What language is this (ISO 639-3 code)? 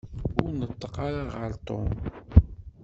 kab